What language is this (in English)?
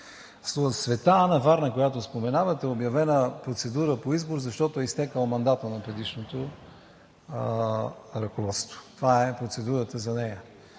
Bulgarian